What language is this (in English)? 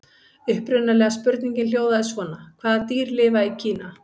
Icelandic